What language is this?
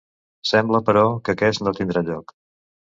Catalan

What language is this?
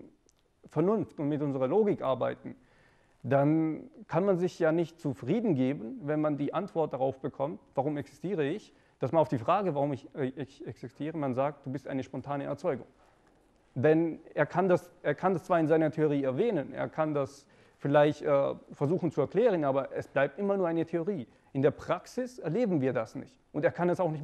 German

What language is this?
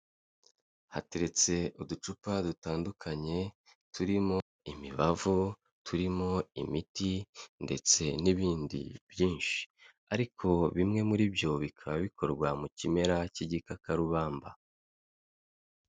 Kinyarwanda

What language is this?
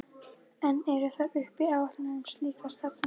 Icelandic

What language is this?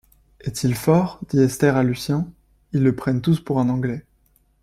French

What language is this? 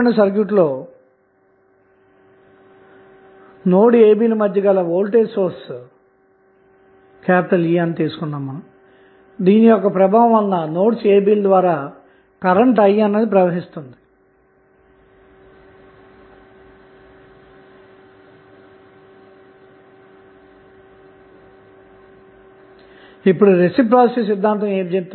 Telugu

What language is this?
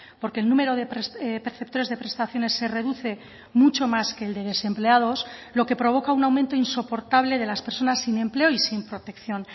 Spanish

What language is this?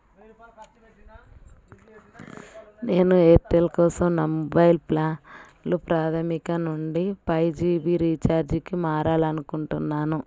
Telugu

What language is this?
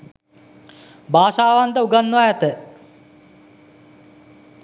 Sinhala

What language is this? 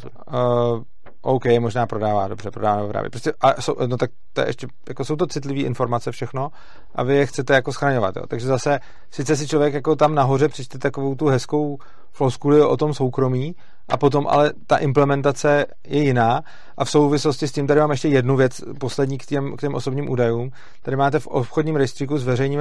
Czech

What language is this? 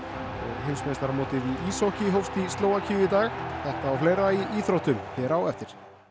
Icelandic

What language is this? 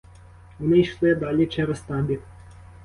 Ukrainian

